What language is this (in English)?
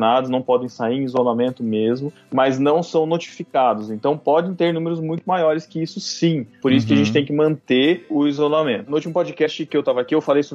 Portuguese